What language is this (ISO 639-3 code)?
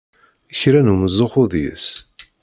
kab